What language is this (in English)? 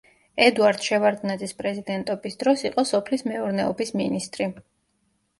Georgian